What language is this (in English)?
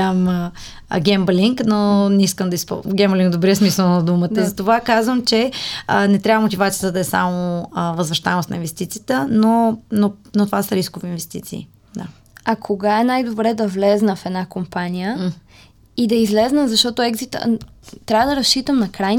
Bulgarian